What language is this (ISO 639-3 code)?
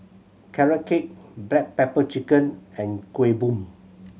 eng